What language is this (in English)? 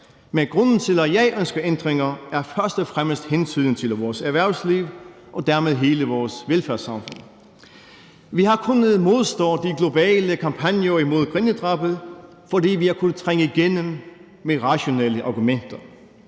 Danish